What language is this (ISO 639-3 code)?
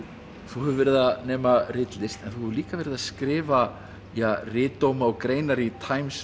isl